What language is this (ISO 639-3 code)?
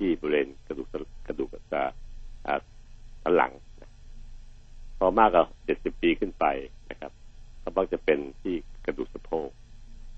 tha